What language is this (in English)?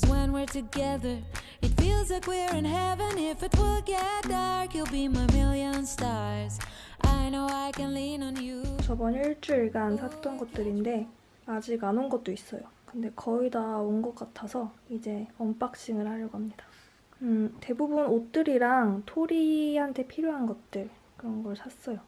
Korean